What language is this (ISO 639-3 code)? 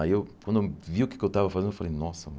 por